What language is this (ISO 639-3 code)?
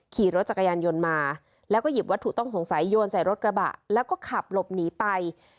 tha